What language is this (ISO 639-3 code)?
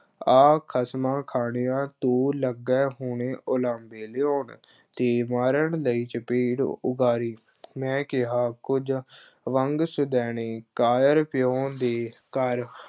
pan